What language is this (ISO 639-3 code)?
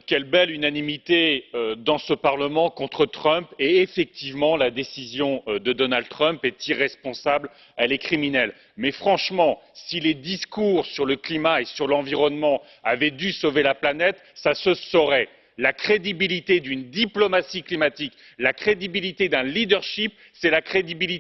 fra